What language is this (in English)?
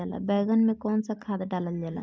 Bhojpuri